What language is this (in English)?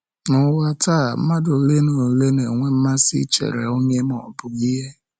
Igbo